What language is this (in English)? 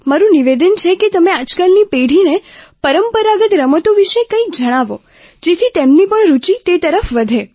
Gujarati